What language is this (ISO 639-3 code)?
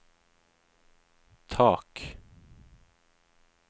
nor